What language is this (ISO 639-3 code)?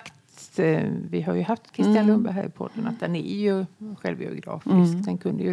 swe